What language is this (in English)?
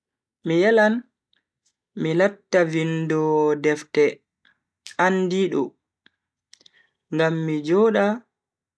Bagirmi Fulfulde